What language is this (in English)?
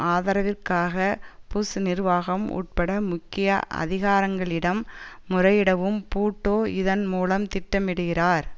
Tamil